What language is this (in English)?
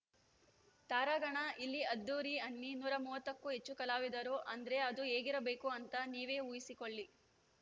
Kannada